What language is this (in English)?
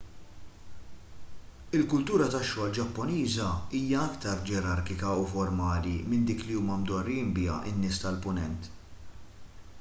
Maltese